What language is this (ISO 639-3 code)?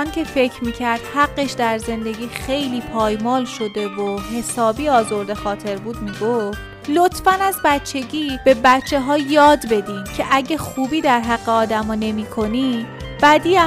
fas